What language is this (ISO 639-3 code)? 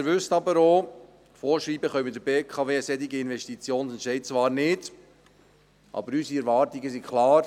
gsw